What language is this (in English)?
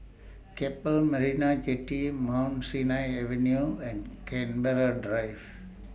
English